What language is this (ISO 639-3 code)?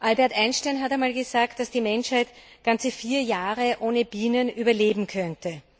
deu